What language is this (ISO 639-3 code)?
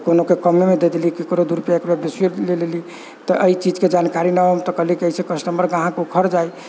mai